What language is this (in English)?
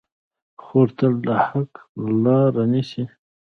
Pashto